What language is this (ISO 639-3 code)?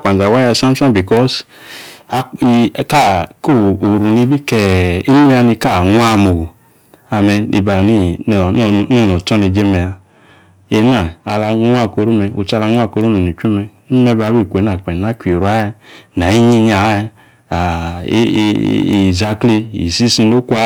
ekr